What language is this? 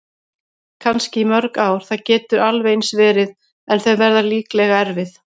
Icelandic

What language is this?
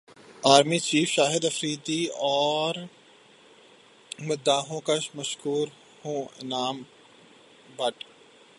Urdu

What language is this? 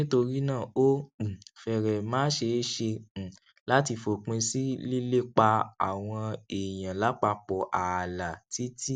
Yoruba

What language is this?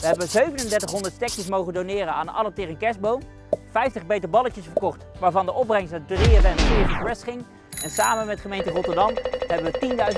Dutch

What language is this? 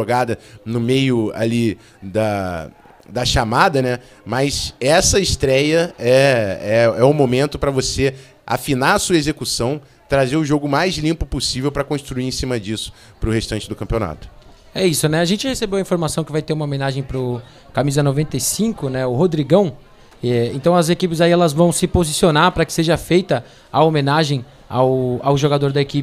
Portuguese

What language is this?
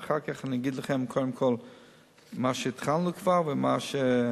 Hebrew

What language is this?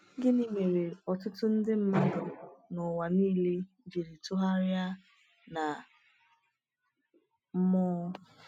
Igbo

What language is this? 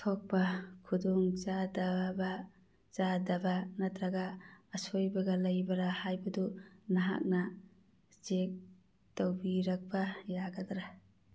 Manipuri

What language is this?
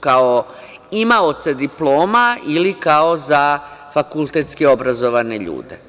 Serbian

